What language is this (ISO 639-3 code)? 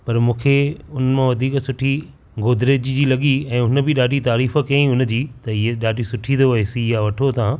snd